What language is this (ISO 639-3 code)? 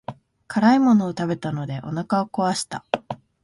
jpn